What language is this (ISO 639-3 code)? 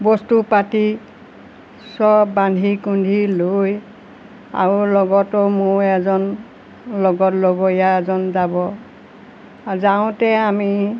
asm